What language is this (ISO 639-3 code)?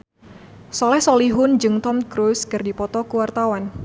sun